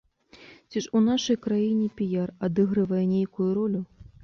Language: Belarusian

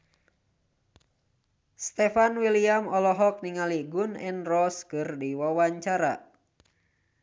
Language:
Sundanese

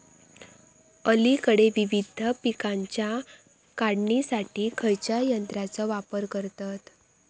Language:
Marathi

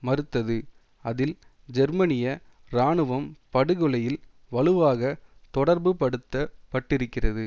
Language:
Tamil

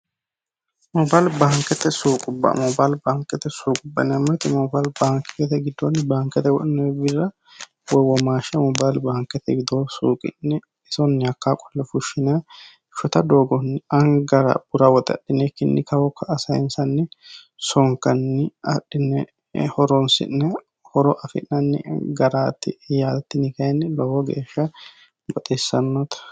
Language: Sidamo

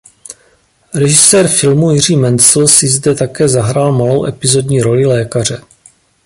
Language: Czech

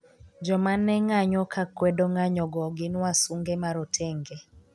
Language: Luo (Kenya and Tanzania)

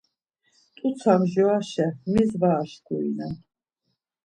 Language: Laz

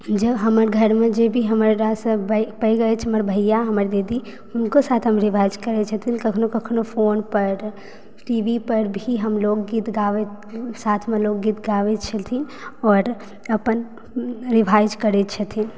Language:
Maithili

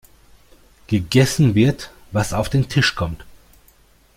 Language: German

